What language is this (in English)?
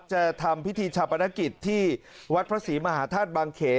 Thai